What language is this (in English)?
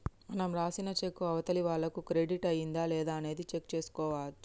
Telugu